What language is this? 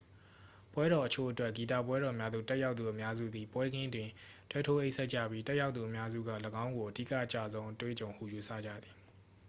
Burmese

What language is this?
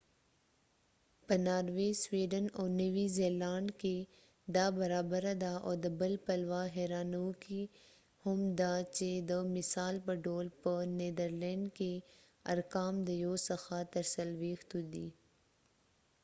Pashto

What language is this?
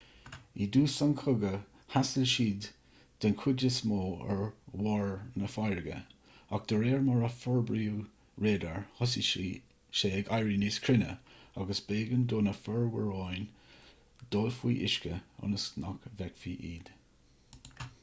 Irish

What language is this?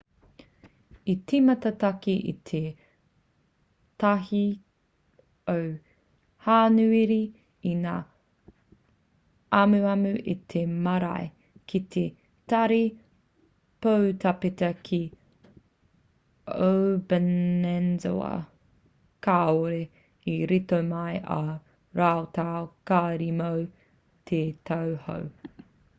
Māori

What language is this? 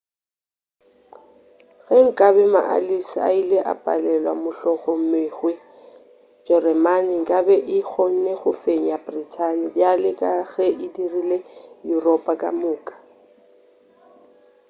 Northern Sotho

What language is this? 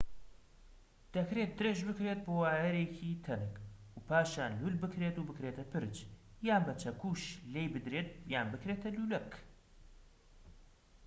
Central Kurdish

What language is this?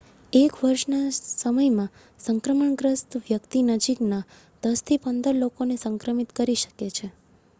Gujarati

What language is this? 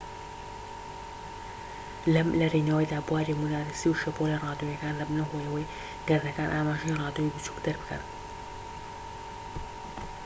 Central Kurdish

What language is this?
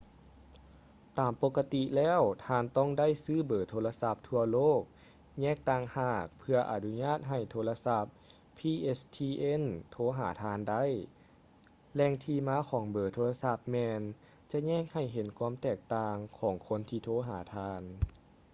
Lao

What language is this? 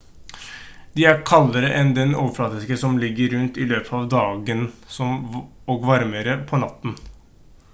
Norwegian Bokmål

